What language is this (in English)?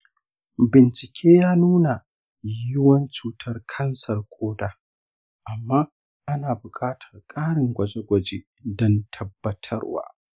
Hausa